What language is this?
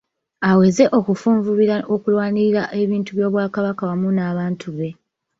Ganda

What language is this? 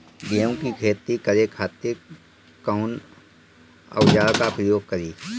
Bhojpuri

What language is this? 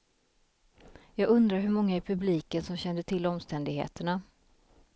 Swedish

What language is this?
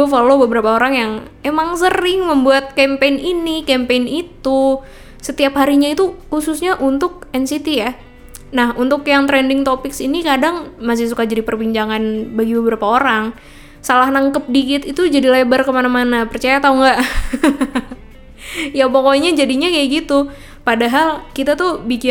Indonesian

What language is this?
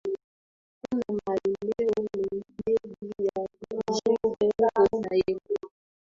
Swahili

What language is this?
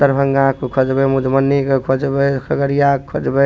Maithili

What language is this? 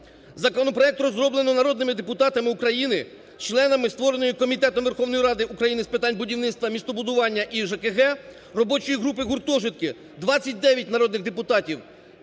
Ukrainian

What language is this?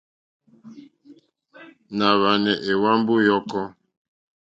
Mokpwe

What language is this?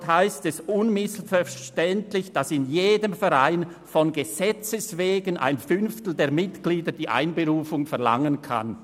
Swiss German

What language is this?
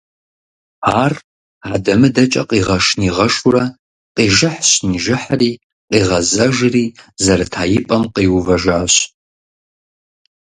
Kabardian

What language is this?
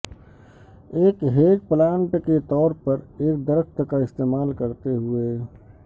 Urdu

